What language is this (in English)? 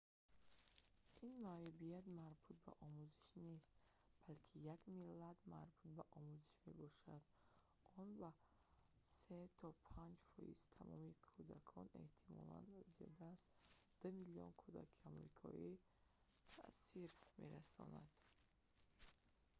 Tajik